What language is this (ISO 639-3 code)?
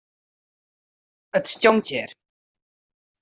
fry